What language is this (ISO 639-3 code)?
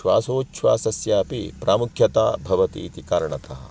san